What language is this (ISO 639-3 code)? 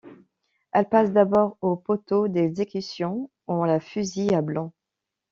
fra